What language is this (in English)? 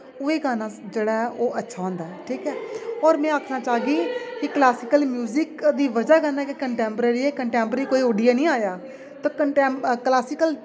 Dogri